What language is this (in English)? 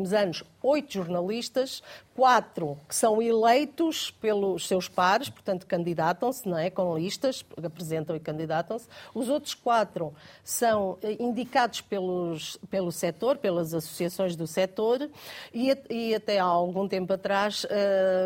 Portuguese